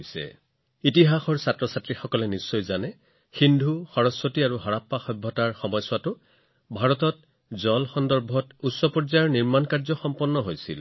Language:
Assamese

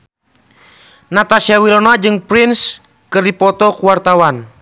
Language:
Sundanese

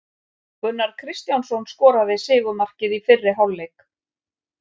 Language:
Icelandic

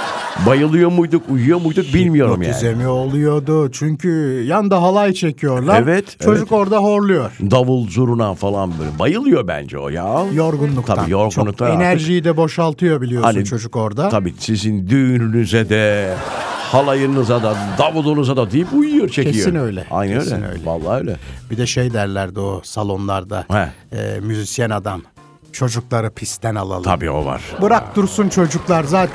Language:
Turkish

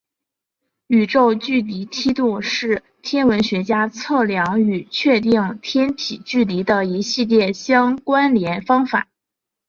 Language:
Chinese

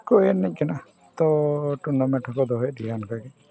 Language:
Santali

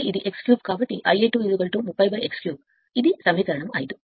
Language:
Telugu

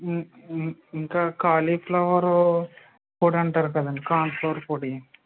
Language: Telugu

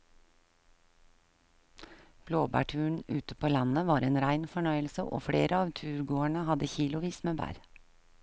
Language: Norwegian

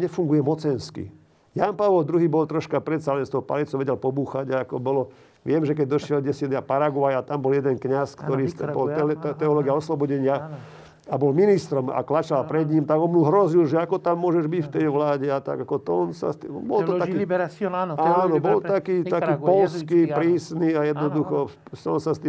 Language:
Slovak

